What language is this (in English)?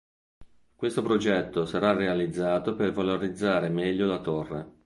Italian